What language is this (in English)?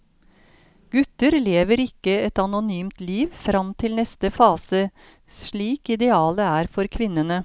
Norwegian